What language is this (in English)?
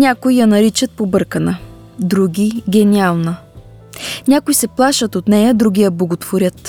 Bulgarian